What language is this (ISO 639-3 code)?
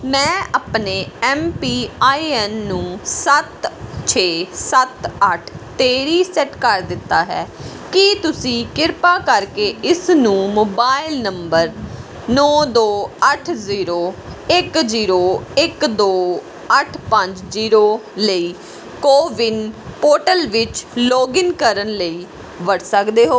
pan